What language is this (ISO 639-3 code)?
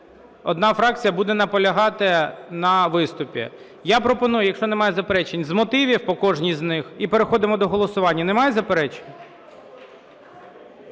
ukr